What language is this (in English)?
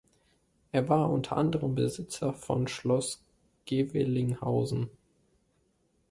German